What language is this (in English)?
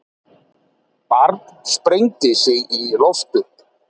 Icelandic